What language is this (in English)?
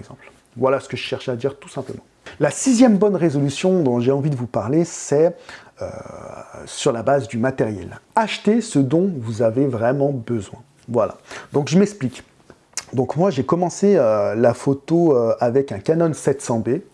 French